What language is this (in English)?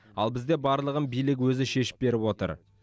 Kazakh